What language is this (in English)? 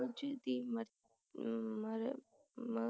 Punjabi